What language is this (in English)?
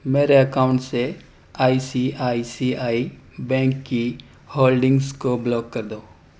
Urdu